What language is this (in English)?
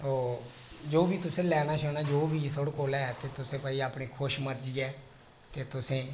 Dogri